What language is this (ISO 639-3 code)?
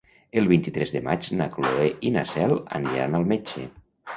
cat